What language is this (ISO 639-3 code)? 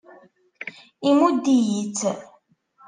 kab